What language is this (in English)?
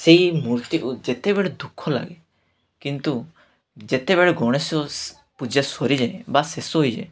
Odia